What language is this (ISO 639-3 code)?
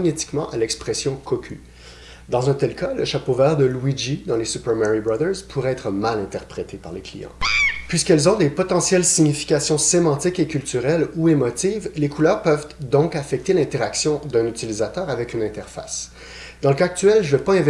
fra